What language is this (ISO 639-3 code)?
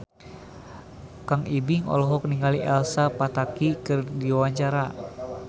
sun